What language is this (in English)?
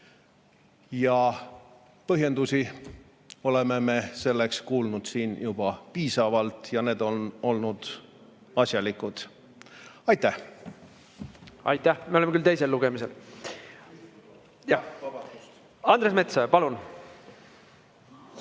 Estonian